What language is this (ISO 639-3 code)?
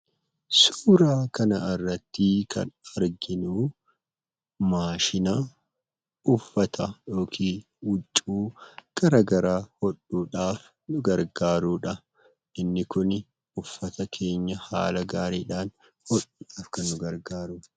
orm